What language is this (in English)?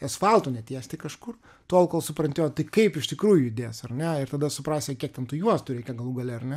Lithuanian